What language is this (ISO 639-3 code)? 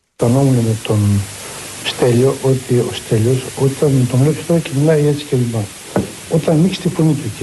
ell